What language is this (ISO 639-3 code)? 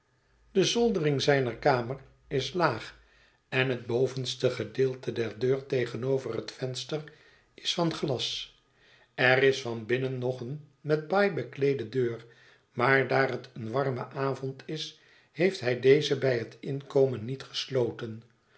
nld